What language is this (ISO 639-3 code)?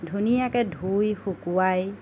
asm